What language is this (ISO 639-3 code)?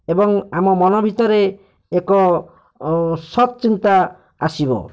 ori